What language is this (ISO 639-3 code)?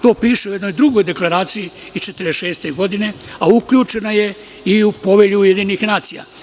srp